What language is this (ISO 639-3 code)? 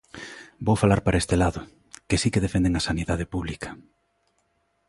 glg